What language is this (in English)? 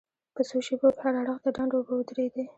Pashto